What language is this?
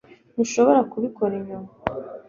Kinyarwanda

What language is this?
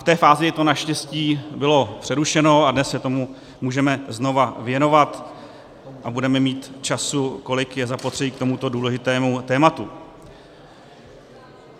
Czech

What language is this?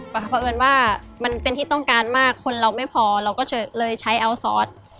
Thai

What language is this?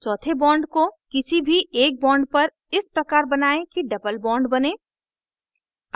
Hindi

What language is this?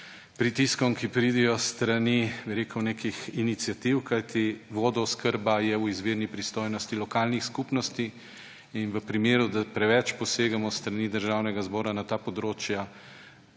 Slovenian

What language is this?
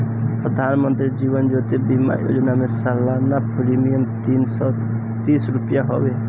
Bhojpuri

